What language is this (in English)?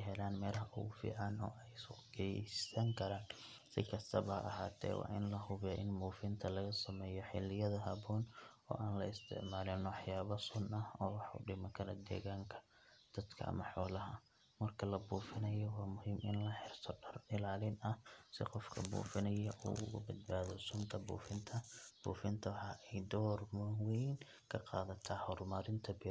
Somali